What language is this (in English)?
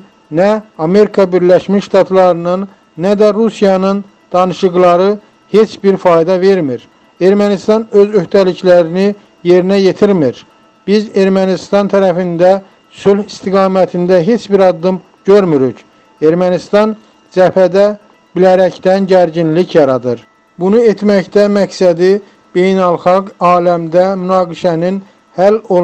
Turkish